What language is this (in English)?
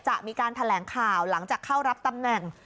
Thai